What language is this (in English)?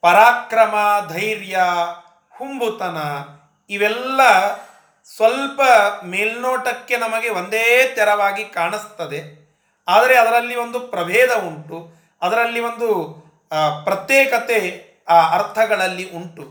Kannada